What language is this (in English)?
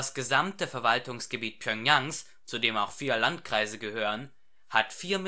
German